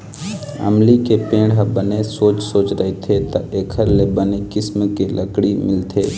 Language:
Chhattisgarhi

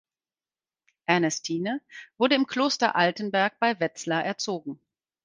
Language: German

